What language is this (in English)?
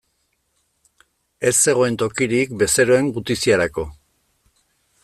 Basque